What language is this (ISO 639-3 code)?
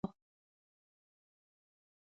pus